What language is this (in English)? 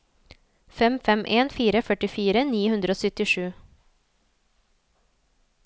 Norwegian